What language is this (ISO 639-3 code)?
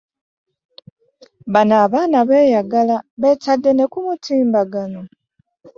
lug